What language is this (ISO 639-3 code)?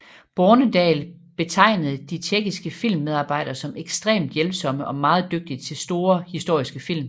dan